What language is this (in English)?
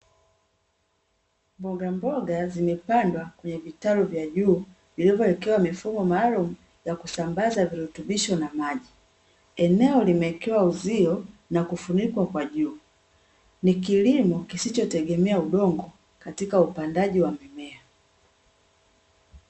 Swahili